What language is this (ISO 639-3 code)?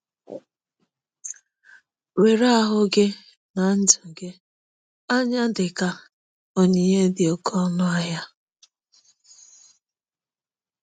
ibo